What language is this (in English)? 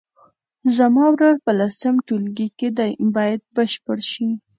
Pashto